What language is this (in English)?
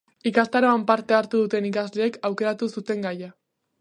Basque